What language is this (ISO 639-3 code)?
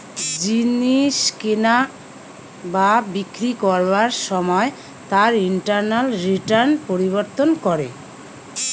ben